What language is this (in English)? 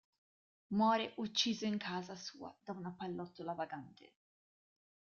Italian